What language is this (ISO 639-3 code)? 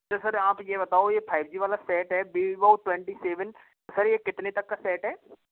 hin